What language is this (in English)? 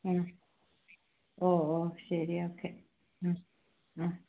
Malayalam